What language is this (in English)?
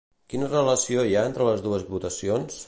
Catalan